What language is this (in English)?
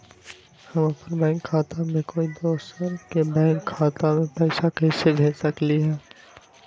Magahi